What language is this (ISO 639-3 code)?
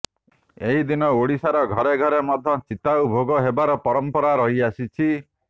ori